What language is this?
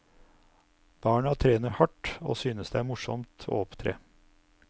Norwegian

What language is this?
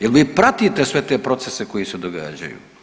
Croatian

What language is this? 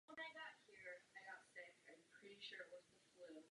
Czech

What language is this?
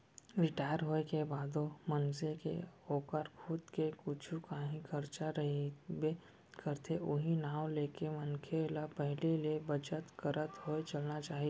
Chhattisgarhi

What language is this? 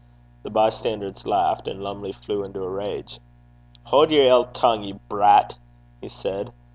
English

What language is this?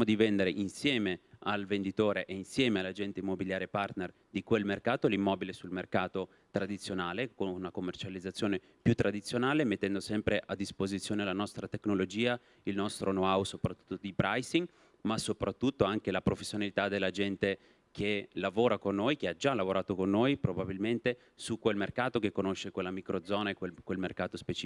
Italian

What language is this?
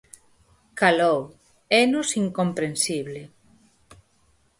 Galician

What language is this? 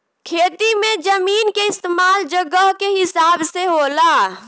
Bhojpuri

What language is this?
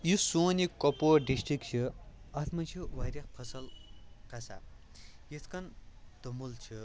Kashmiri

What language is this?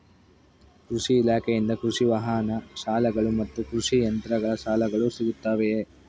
Kannada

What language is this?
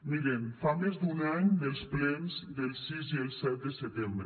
Catalan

